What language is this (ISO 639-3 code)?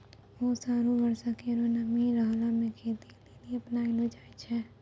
mai